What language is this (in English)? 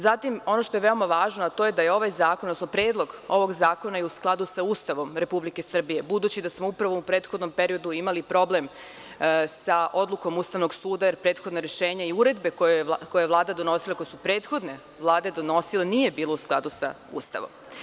Serbian